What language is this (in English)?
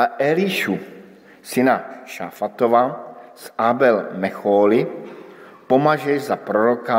Czech